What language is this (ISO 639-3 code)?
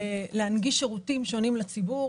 heb